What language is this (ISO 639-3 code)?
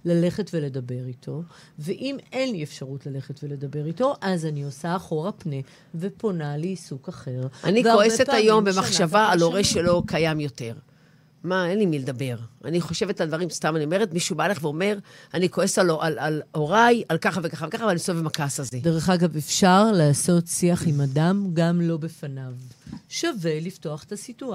heb